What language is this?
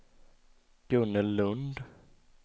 Swedish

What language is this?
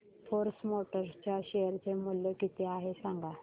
Marathi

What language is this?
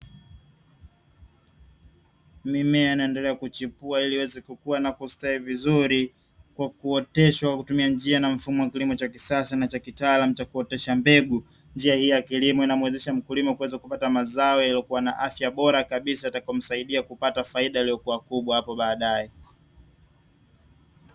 Swahili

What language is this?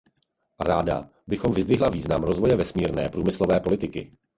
Czech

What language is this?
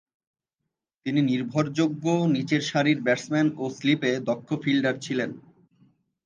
Bangla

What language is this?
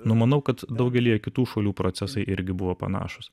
Lithuanian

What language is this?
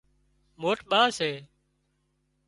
Wadiyara Koli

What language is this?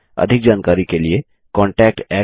Hindi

